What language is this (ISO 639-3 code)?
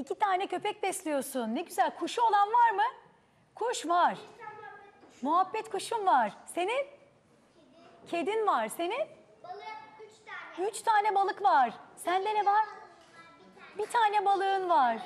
tur